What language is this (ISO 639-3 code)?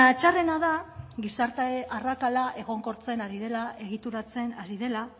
eus